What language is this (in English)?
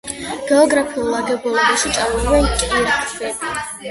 Georgian